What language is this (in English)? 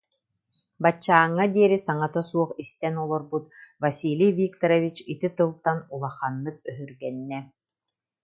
Yakut